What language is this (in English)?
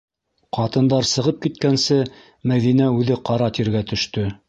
Bashkir